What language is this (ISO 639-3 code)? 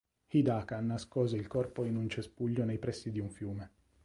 ita